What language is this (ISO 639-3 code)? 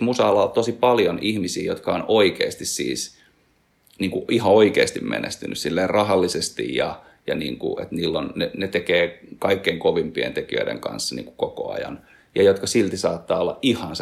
fin